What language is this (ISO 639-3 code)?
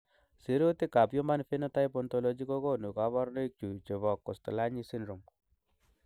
kln